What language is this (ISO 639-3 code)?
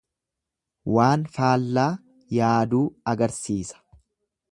orm